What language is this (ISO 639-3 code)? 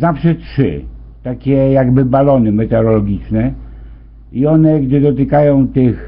pol